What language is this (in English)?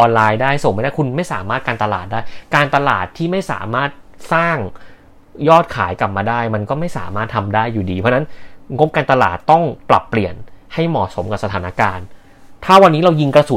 Thai